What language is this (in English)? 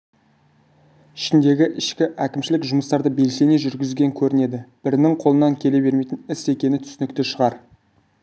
Kazakh